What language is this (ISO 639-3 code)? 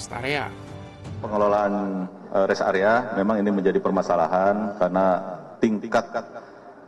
ind